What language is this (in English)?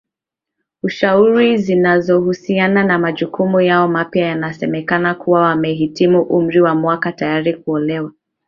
Swahili